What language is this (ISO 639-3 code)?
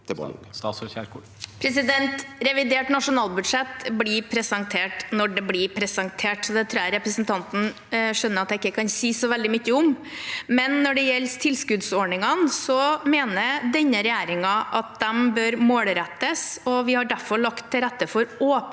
nor